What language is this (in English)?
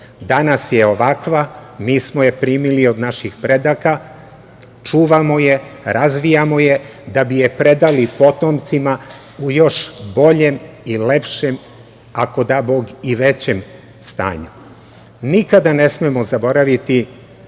Serbian